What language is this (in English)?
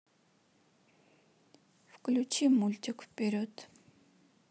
Russian